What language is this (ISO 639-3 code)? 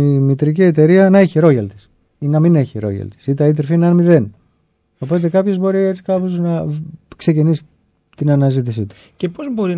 ell